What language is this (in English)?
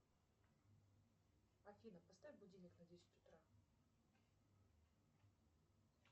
Russian